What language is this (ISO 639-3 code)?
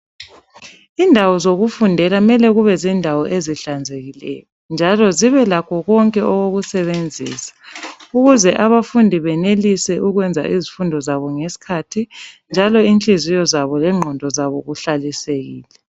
nde